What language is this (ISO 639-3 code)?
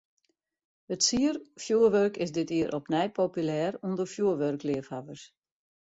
fry